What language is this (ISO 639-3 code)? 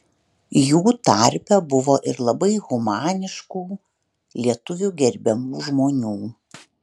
lit